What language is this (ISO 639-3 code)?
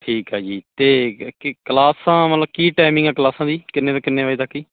pan